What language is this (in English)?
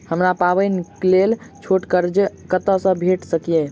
Maithili